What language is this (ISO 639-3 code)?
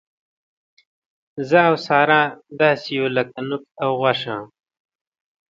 pus